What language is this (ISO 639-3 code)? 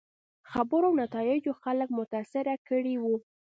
pus